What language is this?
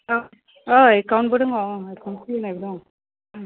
Bodo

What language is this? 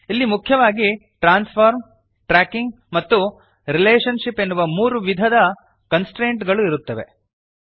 Kannada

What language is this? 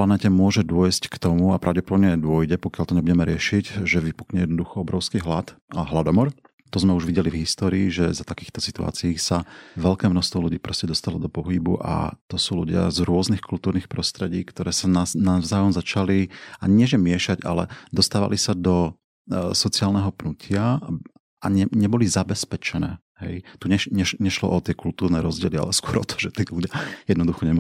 Slovak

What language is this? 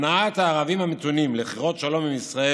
Hebrew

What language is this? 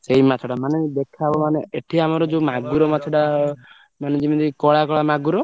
Odia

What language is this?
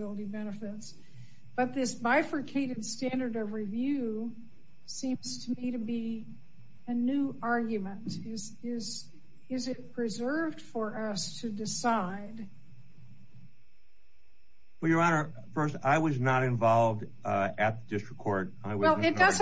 English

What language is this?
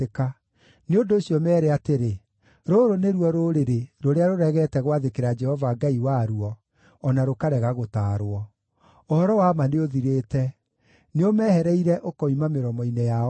Kikuyu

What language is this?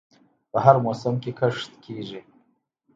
Pashto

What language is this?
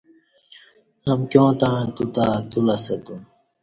Kati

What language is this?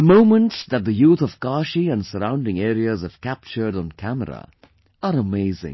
English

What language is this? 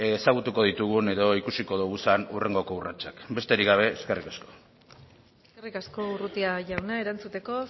Basque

